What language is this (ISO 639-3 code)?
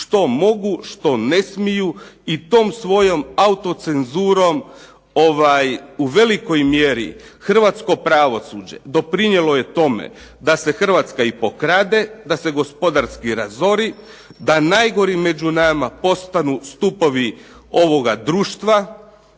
hrv